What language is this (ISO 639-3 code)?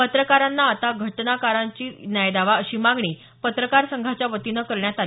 mar